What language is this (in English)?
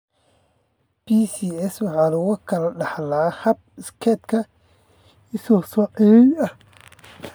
Somali